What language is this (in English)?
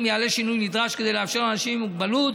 Hebrew